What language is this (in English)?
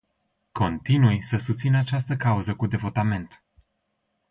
Romanian